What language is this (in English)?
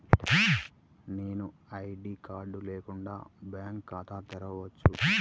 Telugu